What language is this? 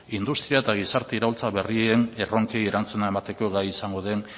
Basque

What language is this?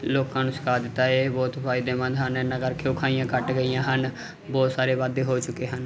Punjabi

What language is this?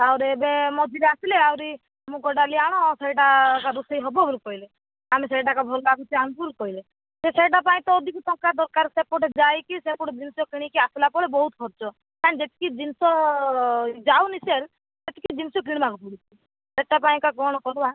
Odia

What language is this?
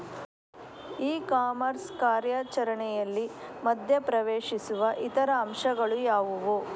Kannada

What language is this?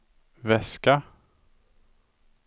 Swedish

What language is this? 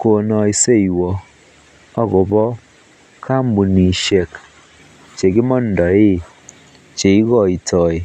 Kalenjin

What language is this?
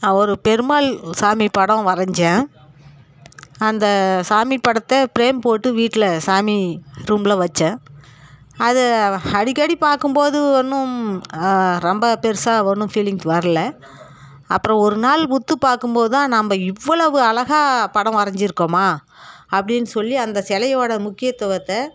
Tamil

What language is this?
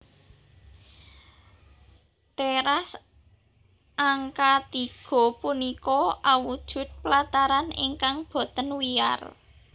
Javanese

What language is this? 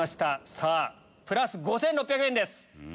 Japanese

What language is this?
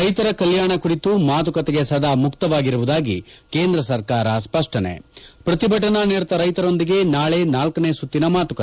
Kannada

